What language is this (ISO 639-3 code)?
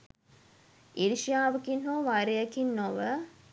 sin